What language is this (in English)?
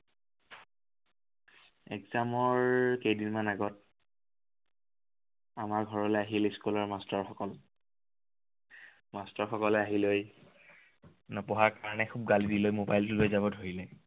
Assamese